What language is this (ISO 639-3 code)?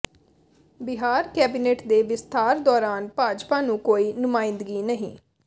pan